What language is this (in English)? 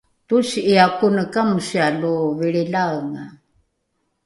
Rukai